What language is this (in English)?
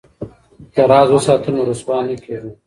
Pashto